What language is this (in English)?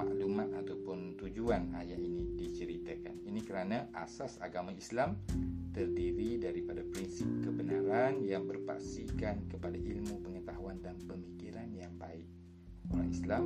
Malay